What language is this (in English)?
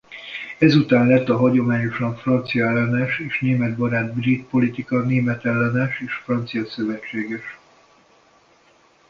Hungarian